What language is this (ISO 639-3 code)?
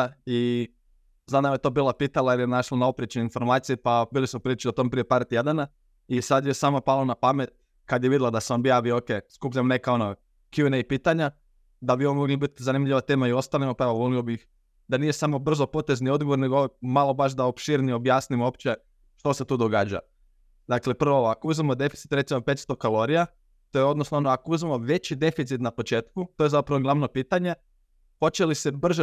hrv